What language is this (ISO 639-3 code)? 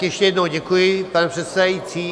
ces